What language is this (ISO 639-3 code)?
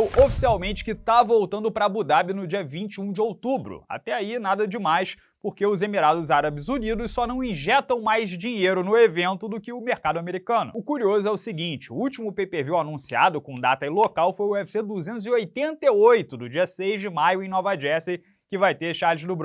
por